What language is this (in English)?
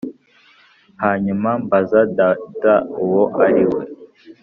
Kinyarwanda